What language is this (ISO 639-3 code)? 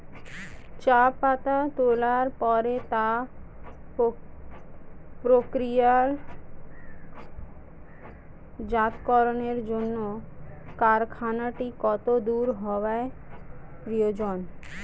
ben